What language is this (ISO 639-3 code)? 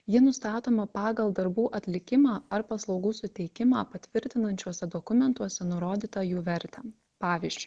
lit